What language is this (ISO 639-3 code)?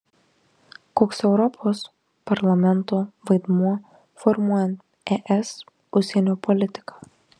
lit